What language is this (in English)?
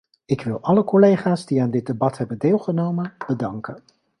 Dutch